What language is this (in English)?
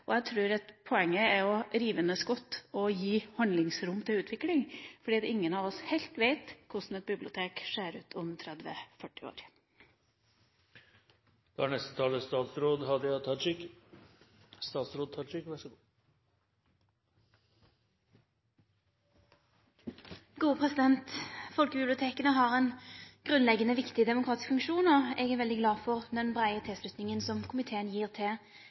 Norwegian